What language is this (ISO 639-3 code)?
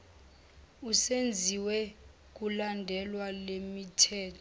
zul